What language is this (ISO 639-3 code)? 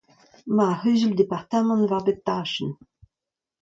bre